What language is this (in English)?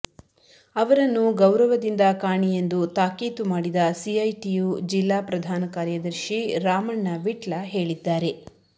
Kannada